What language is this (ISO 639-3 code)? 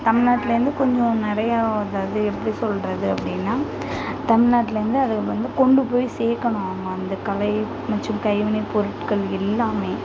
tam